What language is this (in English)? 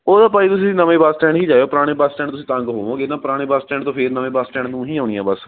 Punjabi